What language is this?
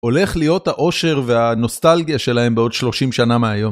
Hebrew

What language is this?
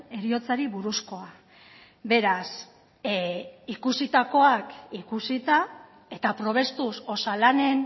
Basque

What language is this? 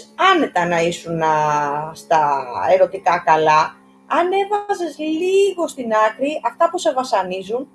Greek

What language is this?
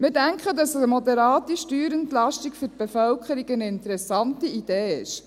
Swiss German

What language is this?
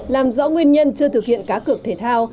Vietnamese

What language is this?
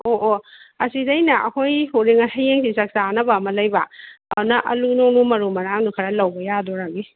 Manipuri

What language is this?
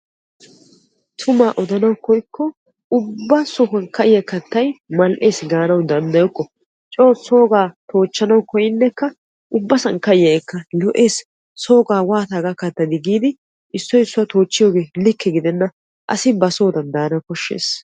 Wolaytta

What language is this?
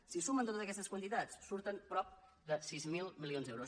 Catalan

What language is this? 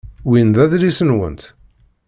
Kabyle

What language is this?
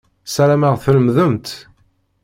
Kabyle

